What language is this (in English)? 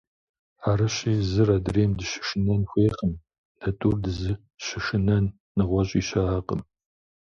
Kabardian